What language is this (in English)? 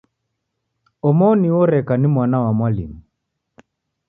Taita